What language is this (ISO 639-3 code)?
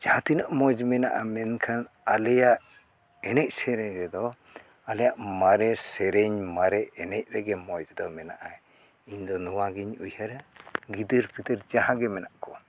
sat